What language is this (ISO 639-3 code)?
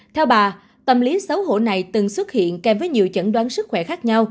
vie